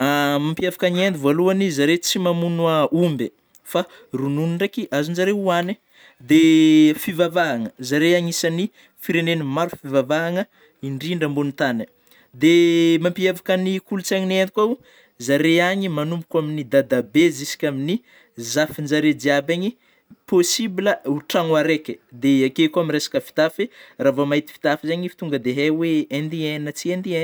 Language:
Northern Betsimisaraka Malagasy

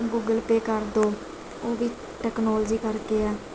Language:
Punjabi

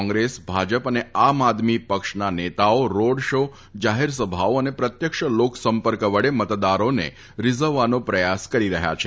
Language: Gujarati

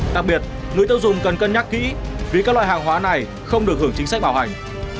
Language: Vietnamese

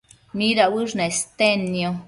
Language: Matsés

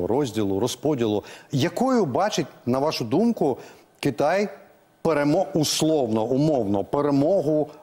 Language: Ukrainian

